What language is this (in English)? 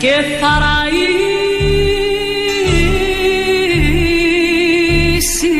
Greek